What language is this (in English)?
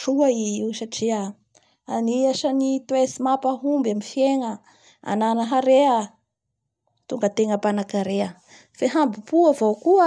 Bara Malagasy